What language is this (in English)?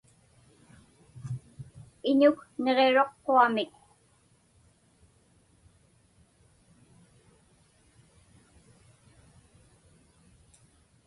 Inupiaq